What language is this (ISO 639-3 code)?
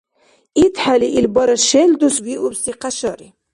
dar